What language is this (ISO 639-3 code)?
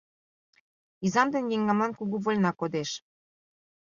chm